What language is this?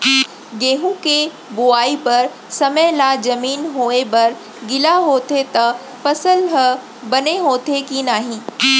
Chhattisgarhi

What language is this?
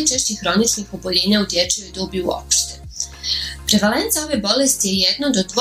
Croatian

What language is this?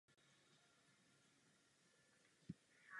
Czech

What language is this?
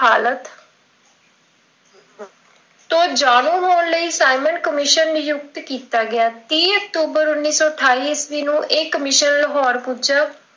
Punjabi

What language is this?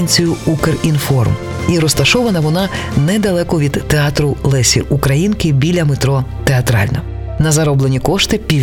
Ukrainian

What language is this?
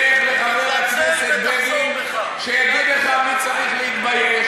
Hebrew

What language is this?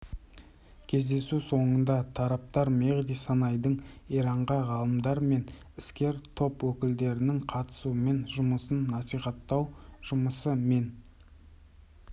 Kazakh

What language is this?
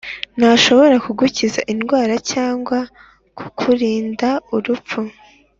Kinyarwanda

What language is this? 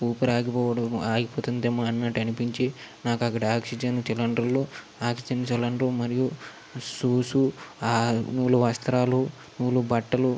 Telugu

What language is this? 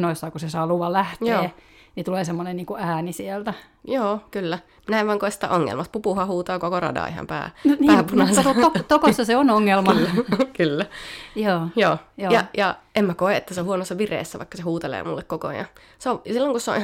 Finnish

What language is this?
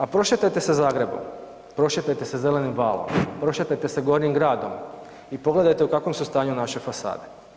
Croatian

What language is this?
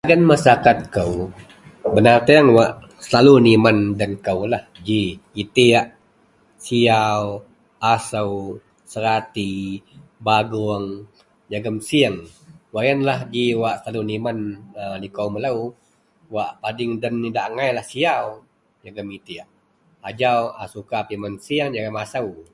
Central Melanau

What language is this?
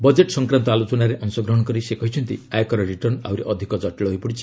Odia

